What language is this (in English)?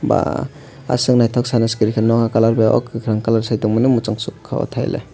Kok Borok